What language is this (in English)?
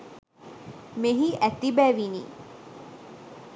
Sinhala